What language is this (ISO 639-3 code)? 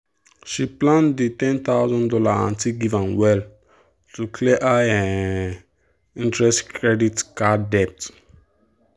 pcm